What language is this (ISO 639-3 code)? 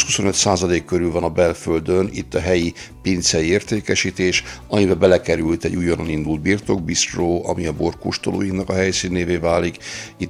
hun